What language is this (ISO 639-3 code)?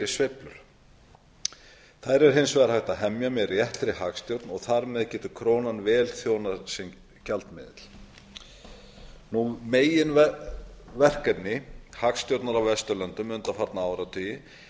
isl